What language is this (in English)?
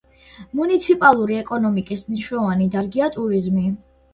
Georgian